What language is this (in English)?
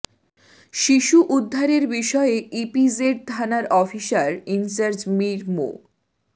Bangla